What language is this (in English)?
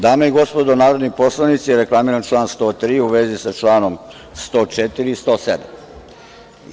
Serbian